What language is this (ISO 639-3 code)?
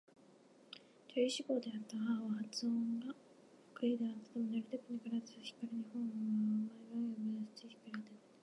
jpn